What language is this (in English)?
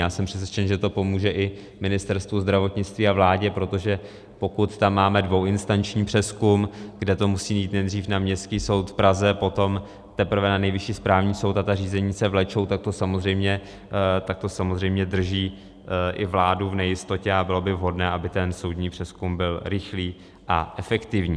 Czech